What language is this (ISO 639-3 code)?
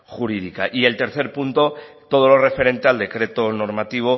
spa